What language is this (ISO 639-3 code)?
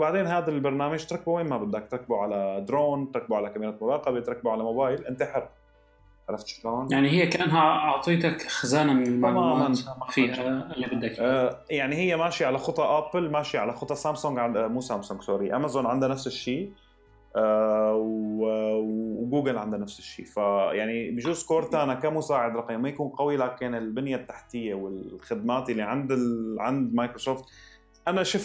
ara